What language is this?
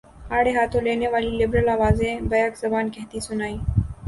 Urdu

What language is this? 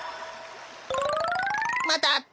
Japanese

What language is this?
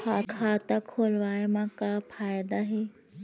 Chhattisgarhi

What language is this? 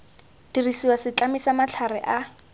Tswana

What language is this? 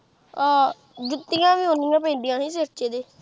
Punjabi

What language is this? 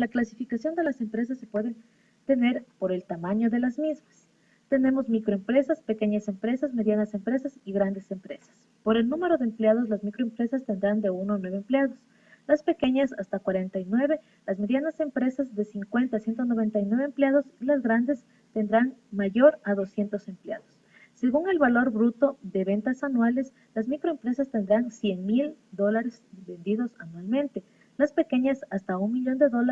Spanish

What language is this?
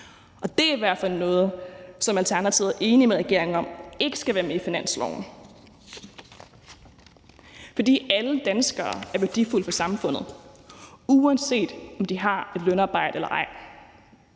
Danish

